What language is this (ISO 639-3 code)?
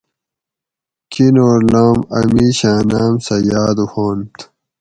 gwc